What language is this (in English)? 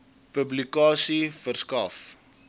Afrikaans